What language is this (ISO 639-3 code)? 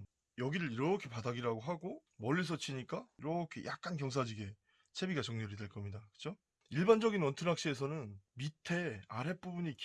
kor